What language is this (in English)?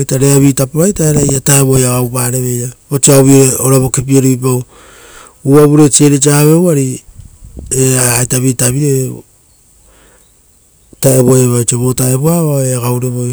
Rotokas